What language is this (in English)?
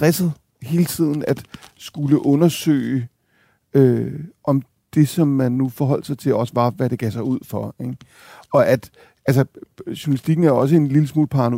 Danish